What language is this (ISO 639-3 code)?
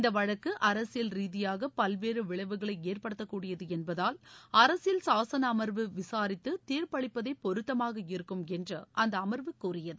tam